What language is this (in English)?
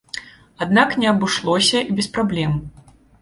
Belarusian